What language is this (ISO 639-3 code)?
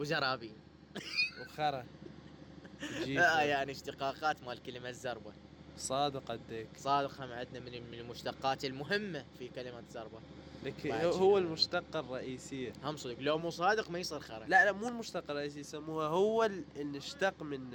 ara